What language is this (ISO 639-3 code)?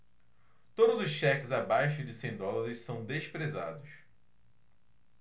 por